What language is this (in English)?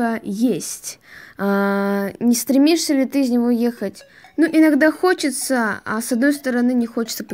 Russian